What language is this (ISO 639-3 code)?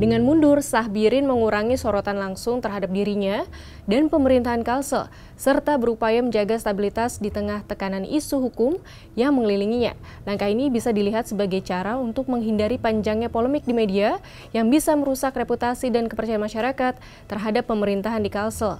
ind